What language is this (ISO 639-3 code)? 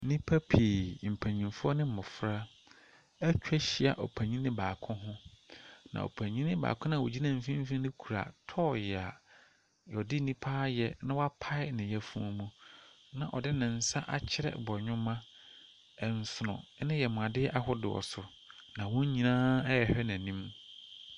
aka